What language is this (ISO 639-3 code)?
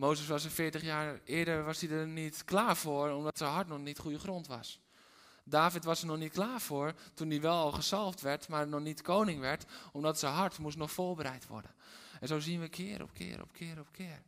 nld